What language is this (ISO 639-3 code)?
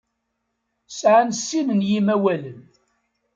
kab